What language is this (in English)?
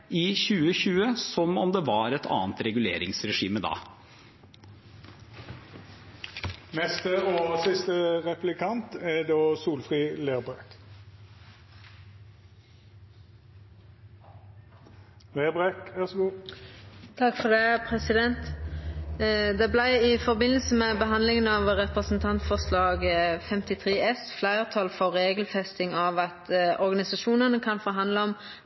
Norwegian